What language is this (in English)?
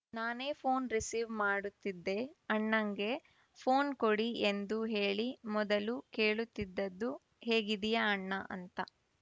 Kannada